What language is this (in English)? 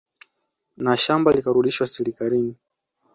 Swahili